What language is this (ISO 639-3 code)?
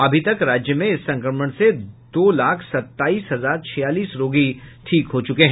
hin